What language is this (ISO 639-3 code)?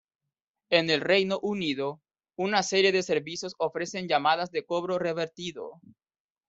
spa